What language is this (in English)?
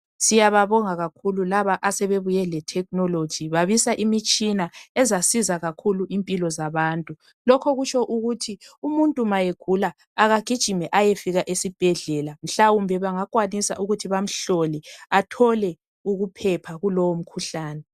North Ndebele